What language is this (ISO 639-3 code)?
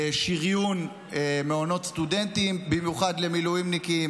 heb